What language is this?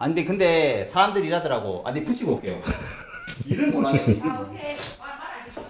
Korean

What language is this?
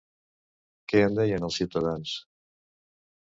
Catalan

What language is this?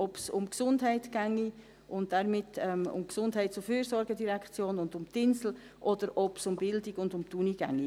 Swiss German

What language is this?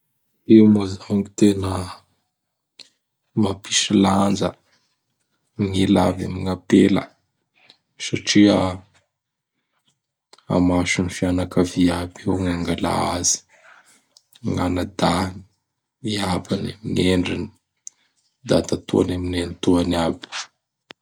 Bara Malagasy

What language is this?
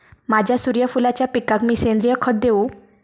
Marathi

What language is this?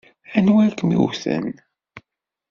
Kabyle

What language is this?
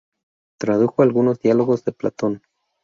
Spanish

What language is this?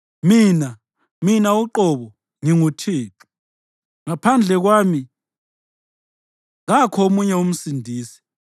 North Ndebele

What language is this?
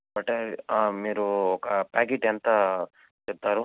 Telugu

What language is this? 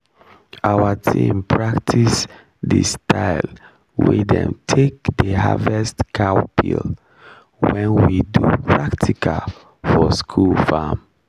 Nigerian Pidgin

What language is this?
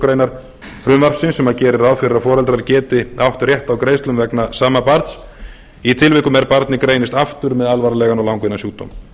Icelandic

